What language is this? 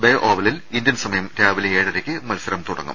Malayalam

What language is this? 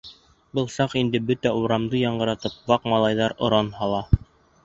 Bashkir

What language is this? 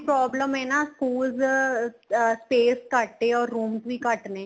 Punjabi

